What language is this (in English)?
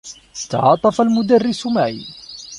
Arabic